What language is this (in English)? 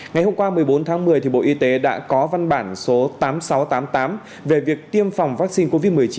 Vietnamese